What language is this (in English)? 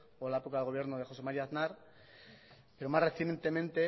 Spanish